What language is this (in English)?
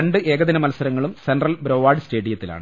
Malayalam